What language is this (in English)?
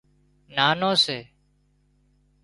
Wadiyara Koli